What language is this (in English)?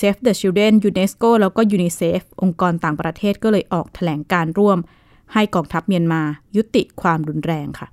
Thai